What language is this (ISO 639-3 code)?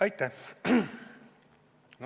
est